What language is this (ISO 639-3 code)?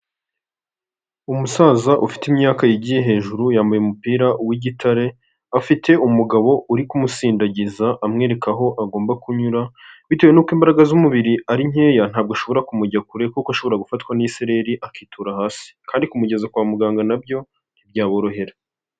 kin